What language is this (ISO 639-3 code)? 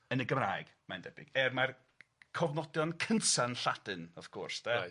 cym